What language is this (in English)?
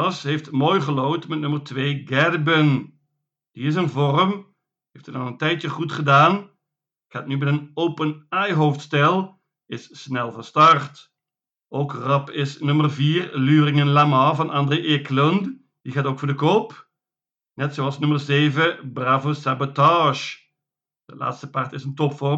Dutch